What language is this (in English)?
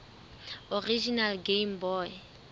Southern Sotho